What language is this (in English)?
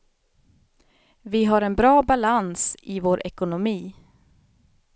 Swedish